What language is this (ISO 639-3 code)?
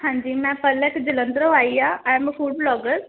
pan